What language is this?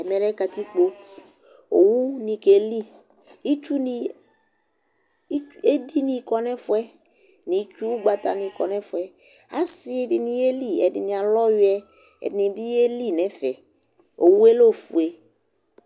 Ikposo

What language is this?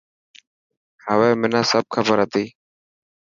Dhatki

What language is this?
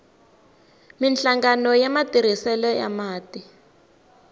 Tsonga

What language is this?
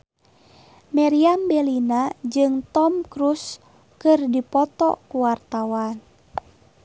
Sundanese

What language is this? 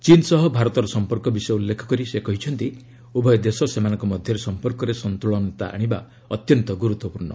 Odia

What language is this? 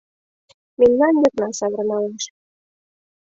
Mari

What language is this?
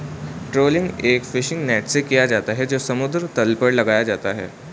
Hindi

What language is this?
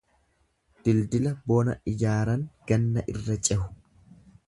Oromo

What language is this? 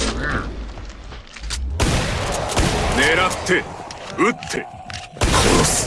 Japanese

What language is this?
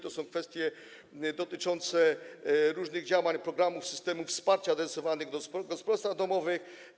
Polish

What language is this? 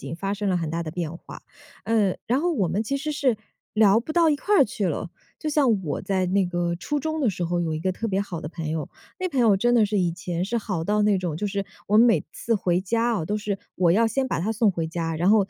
Chinese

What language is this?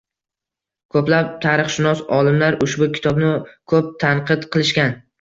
Uzbek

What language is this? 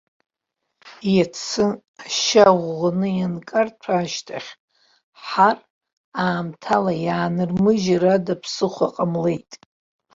Abkhazian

